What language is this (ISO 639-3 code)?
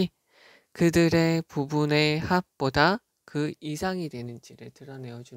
kor